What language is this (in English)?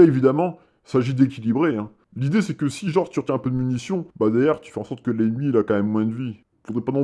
French